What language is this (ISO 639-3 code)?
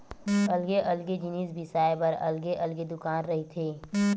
hne